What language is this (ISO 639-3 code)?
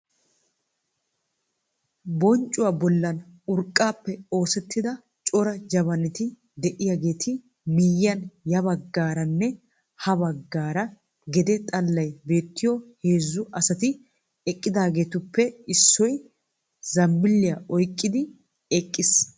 wal